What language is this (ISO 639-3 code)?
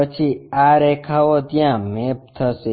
guj